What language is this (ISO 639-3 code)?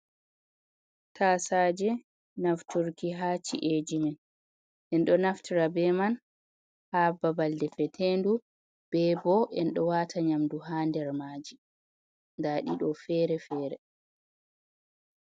ful